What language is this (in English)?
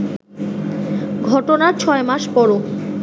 Bangla